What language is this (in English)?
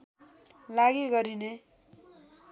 Nepali